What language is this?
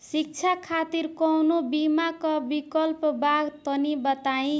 Bhojpuri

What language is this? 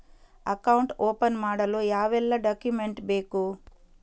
Kannada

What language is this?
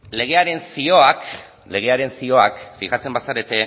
Basque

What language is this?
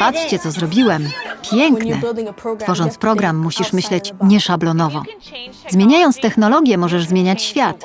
Polish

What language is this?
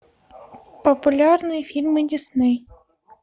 Russian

